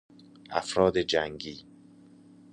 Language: Persian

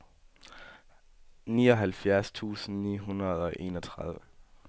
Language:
Danish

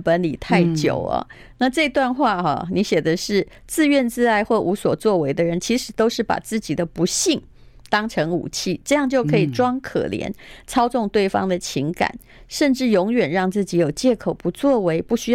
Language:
Chinese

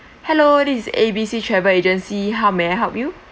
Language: English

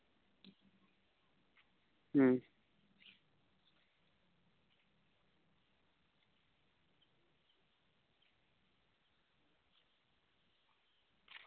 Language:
Santali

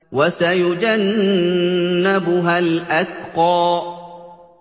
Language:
Arabic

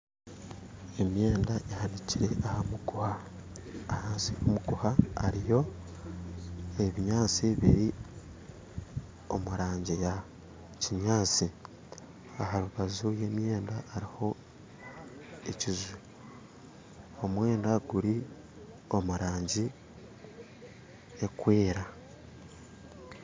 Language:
Nyankole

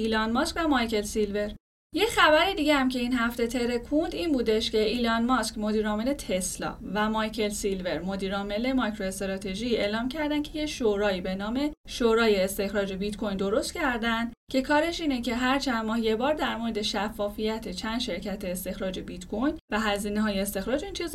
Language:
Persian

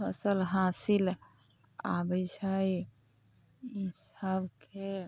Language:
Maithili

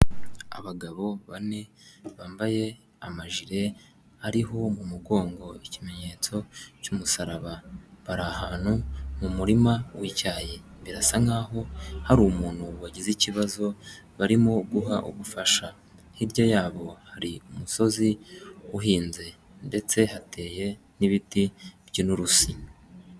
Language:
Kinyarwanda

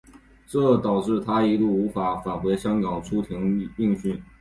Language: Chinese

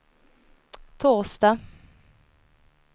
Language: Swedish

